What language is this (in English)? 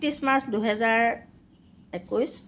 Assamese